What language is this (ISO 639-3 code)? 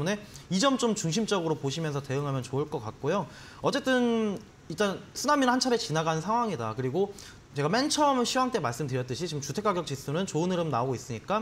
kor